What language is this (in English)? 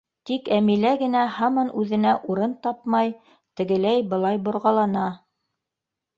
Bashkir